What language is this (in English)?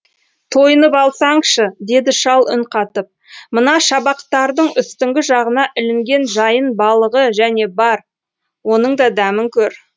Kazakh